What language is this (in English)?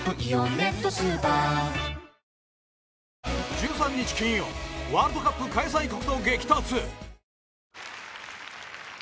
Japanese